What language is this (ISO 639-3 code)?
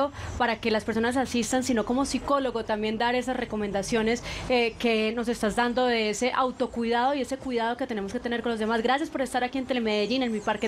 spa